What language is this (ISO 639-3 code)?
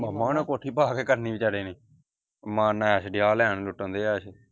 pan